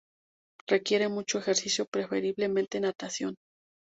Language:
Spanish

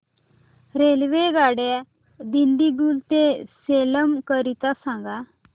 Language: Marathi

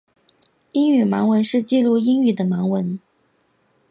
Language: Chinese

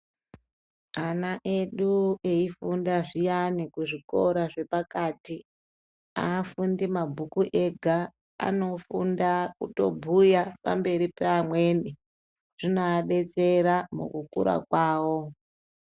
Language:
Ndau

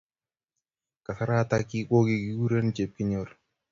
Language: Kalenjin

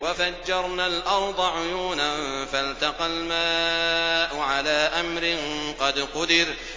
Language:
Arabic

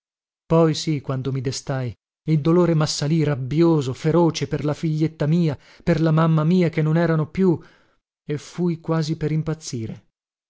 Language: Italian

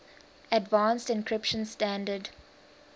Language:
English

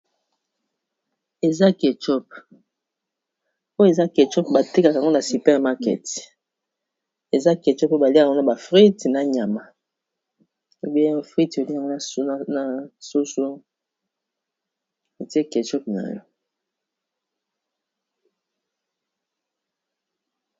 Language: Lingala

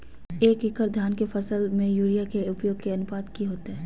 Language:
Magahi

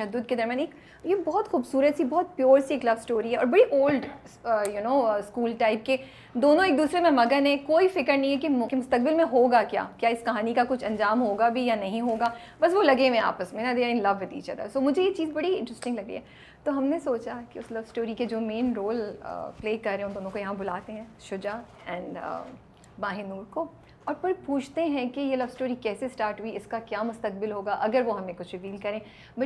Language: Urdu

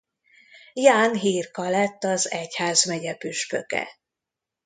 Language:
Hungarian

